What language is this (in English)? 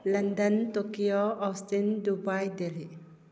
Manipuri